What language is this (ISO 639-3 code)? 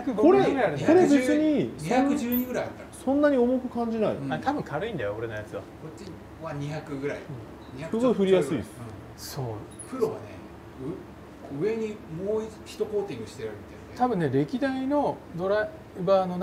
jpn